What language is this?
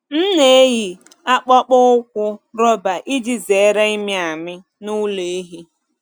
Igbo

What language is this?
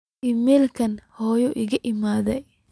Somali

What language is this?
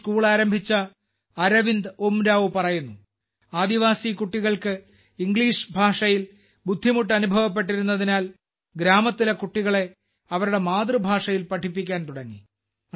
Malayalam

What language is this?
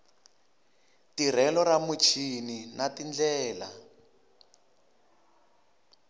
Tsonga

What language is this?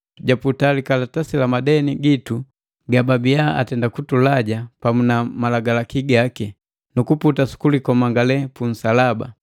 Matengo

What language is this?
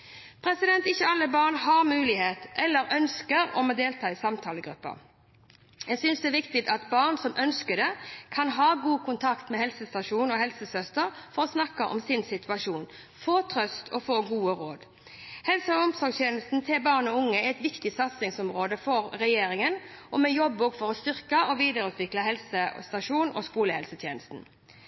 Norwegian Bokmål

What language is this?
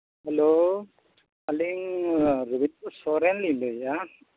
Santali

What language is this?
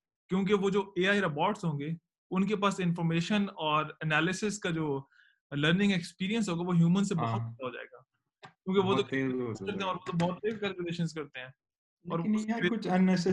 Urdu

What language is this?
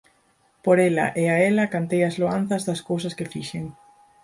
Galician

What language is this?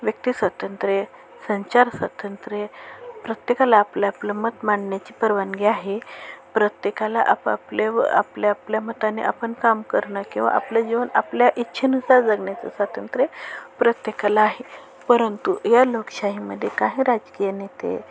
Marathi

